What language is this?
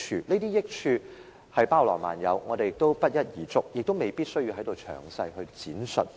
Cantonese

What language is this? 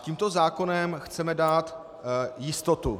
Czech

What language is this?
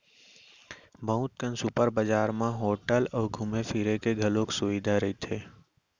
Chhattisgarhi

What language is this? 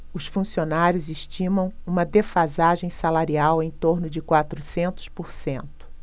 Portuguese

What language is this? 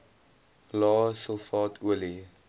Afrikaans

